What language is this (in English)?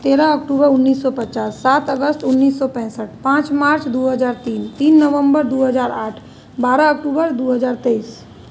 Maithili